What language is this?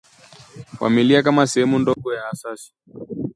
Swahili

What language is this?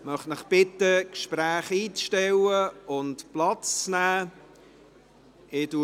Swiss German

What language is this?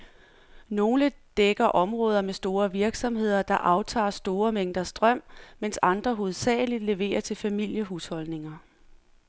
Danish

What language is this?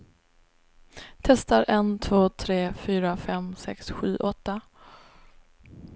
Swedish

